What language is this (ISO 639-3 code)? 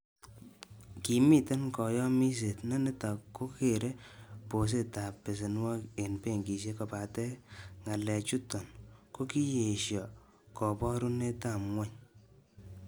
kln